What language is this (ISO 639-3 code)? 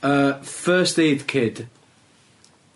cym